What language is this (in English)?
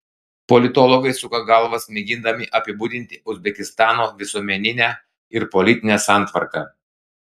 Lithuanian